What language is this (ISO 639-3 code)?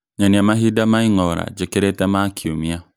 kik